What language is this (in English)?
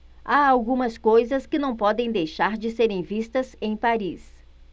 Portuguese